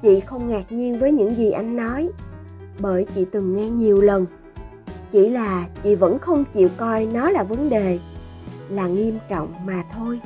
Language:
Vietnamese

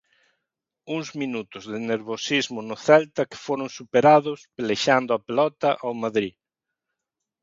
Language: Galician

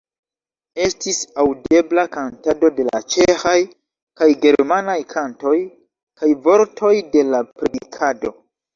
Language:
Esperanto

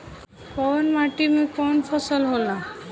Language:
Bhojpuri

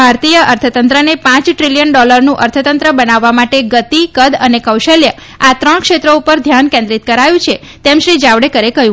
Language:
Gujarati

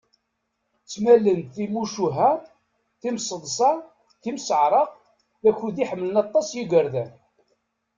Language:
Kabyle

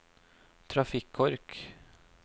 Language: Norwegian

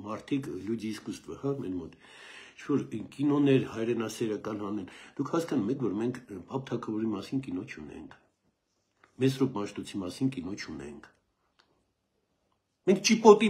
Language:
Romanian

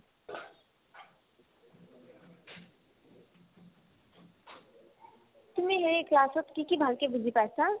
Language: Assamese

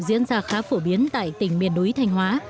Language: Vietnamese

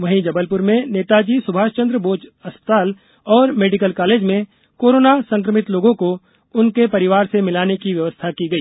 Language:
Hindi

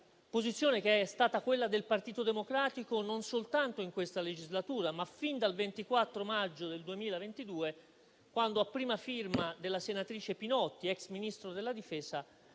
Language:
Italian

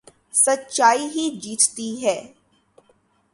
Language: Urdu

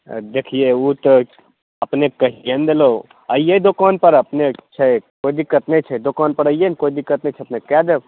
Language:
Maithili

